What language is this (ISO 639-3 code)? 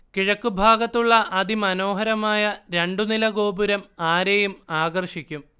mal